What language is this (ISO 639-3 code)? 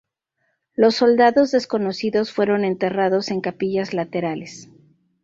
spa